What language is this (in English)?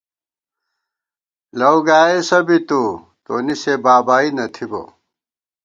Gawar-Bati